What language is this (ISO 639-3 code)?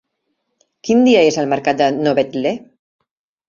cat